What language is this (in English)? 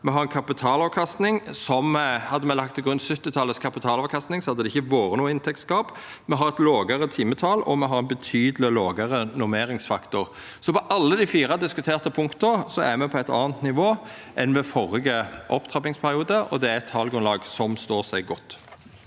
Norwegian